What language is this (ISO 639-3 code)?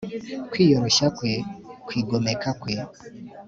kin